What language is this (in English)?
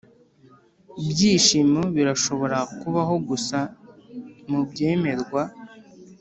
Kinyarwanda